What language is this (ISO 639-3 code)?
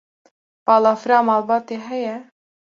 kur